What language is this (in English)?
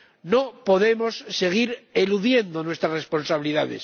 Spanish